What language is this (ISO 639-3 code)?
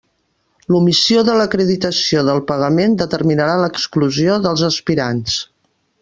cat